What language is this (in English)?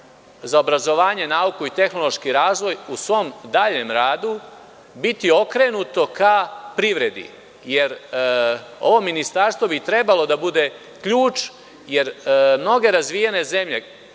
Serbian